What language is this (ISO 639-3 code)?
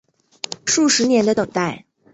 zho